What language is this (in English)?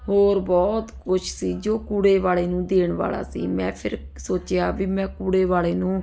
Punjabi